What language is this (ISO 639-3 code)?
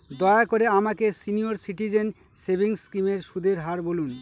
ben